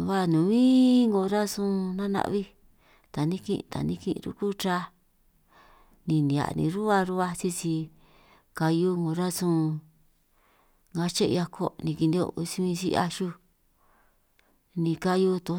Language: San Martín Itunyoso Triqui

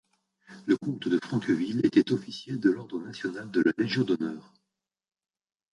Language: French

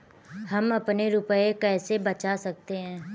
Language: Hindi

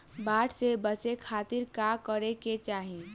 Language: Bhojpuri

